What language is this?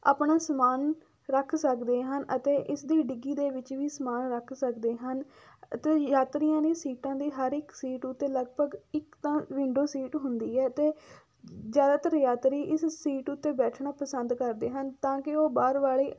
Punjabi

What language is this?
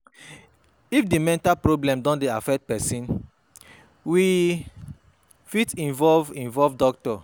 Nigerian Pidgin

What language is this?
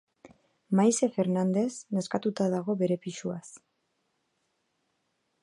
Basque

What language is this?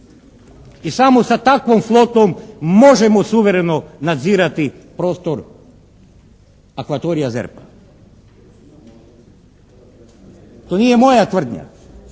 Croatian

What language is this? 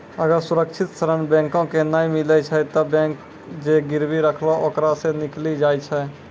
Maithili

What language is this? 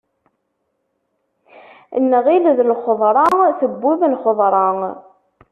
Kabyle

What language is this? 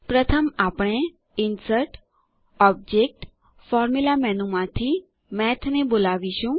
Gujarati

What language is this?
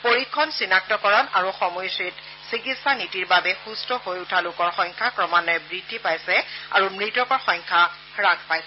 Assamese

